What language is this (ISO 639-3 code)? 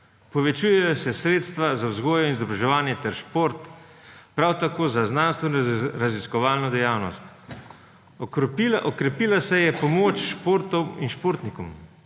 slv